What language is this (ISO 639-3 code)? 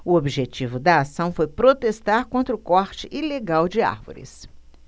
por